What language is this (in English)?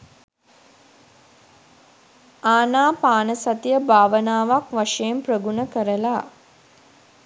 Sinhala